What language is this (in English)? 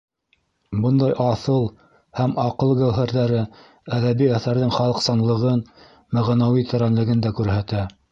Bashkir